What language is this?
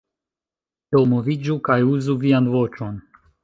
Esperanto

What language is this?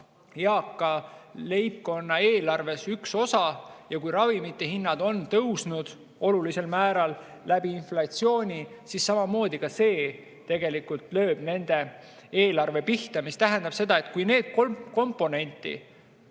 Estonian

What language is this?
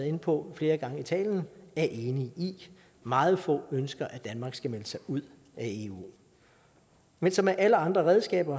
Danish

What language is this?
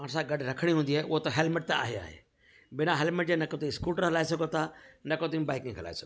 Sindhi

